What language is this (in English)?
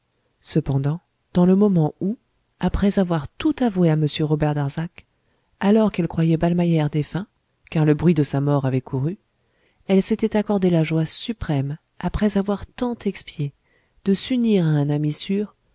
French